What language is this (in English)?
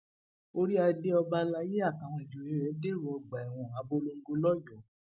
Yoruba